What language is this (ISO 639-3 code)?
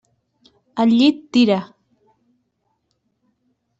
cat